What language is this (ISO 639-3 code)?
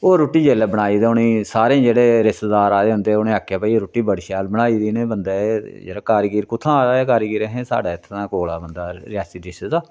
doi